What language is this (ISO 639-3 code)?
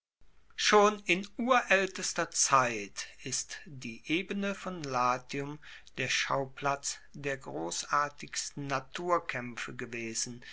deu